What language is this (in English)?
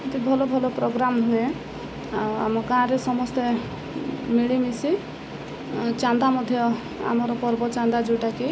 Odia